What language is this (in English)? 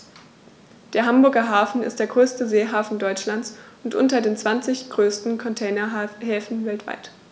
German